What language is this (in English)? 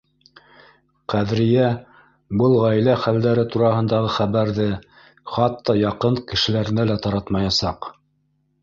Bashkir